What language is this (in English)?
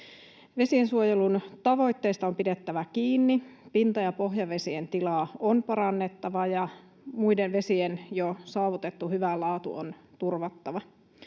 Finnish